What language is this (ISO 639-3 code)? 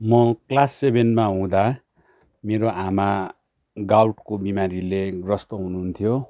nep